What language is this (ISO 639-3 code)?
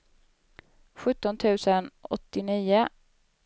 swe